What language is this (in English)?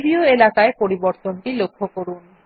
Bangla